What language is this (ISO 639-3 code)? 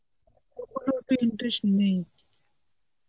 ben